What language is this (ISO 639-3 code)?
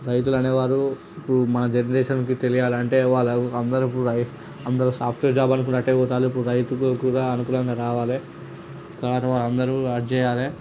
tel